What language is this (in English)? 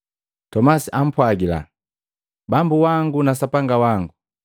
Matengo